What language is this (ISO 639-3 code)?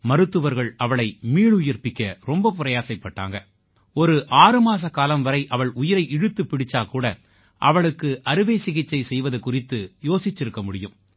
tam